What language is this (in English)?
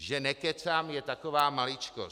Czech